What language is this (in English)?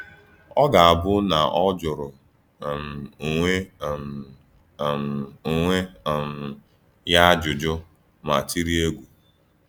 Igbo